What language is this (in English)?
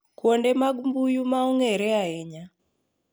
Luo (Kenya and Tanzania)